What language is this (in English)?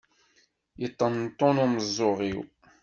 Kabyle